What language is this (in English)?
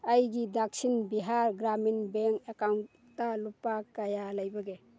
Manipuri